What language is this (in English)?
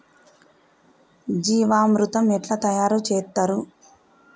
Telugu